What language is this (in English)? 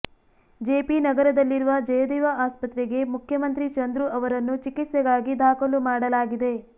Kannada